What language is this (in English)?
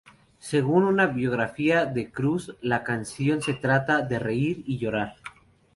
Spanish